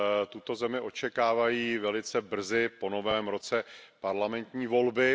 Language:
Czech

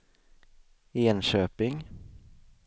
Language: Swedish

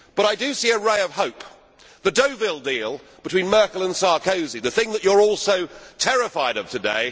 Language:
English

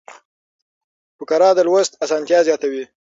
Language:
Pashto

